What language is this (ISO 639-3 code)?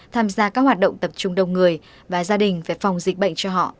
vie